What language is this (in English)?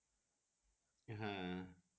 Bangla